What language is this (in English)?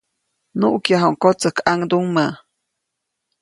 Copainalá Zoque